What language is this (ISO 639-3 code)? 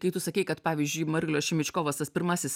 lit